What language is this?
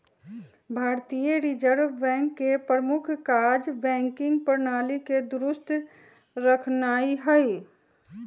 Magahi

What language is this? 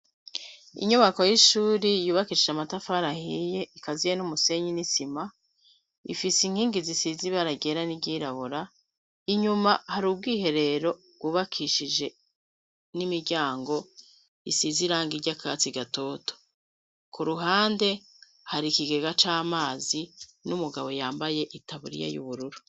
Rundi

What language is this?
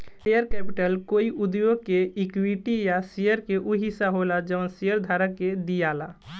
Bhojpuri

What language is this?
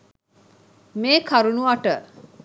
Sinhala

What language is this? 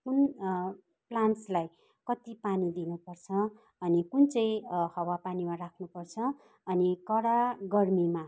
Nepali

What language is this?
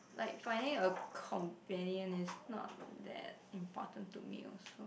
English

